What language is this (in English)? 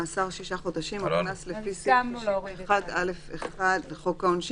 Hebrew